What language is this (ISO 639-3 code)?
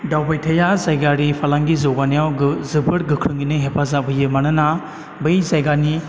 brx